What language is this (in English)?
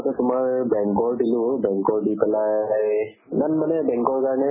Assamese